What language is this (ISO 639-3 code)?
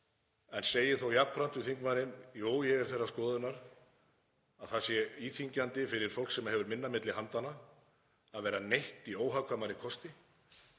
isl